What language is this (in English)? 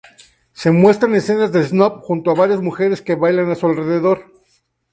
Spanish